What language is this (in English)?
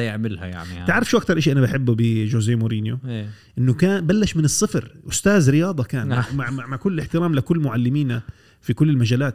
Arabic